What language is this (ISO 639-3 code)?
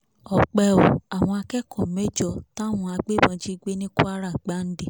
yor